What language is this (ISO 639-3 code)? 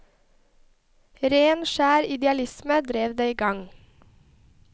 nor